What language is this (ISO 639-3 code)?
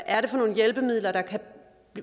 dan